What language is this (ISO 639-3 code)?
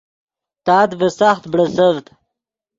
ydg